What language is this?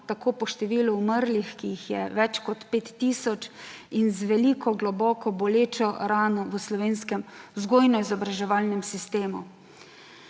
Slovenian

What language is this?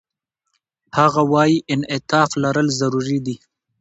Pashto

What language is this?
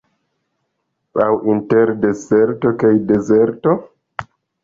Esperanto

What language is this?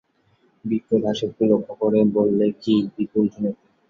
Bangla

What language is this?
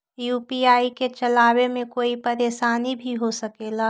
Magahi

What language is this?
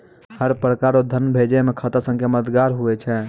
Maithili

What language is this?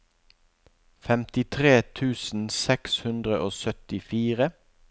Norwegian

